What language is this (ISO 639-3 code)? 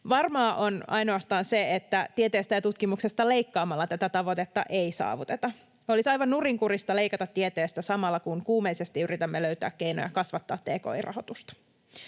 fin